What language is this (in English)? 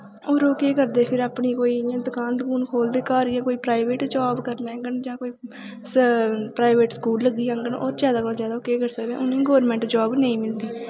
Dogri